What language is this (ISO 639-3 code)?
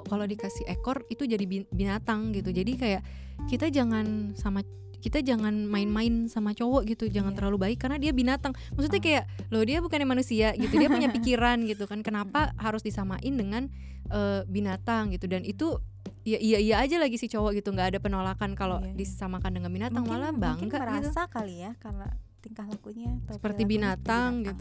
ind